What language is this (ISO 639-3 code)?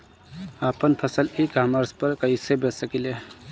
bho